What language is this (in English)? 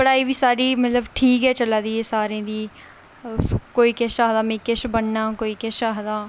Dogri